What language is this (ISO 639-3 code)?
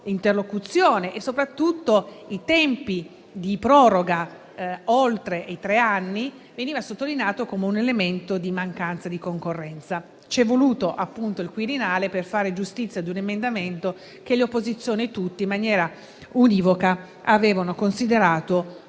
ita